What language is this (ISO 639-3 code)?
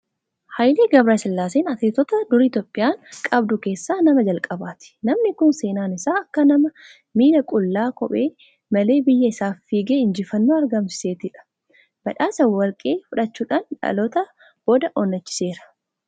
orm